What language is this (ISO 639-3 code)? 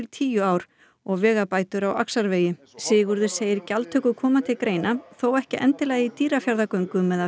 isl